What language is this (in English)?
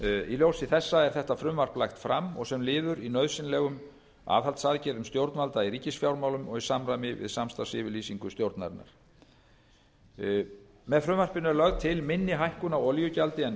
Icelandic